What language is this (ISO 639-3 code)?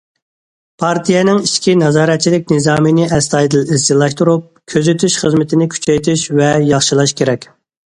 uig